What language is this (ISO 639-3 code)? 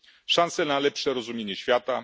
pol